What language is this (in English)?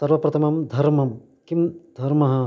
Sanskrit